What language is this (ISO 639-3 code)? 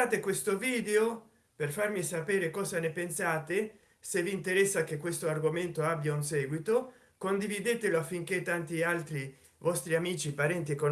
ita